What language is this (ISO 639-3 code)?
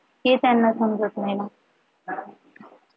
mar